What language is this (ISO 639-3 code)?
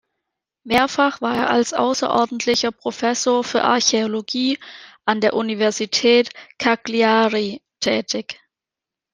deu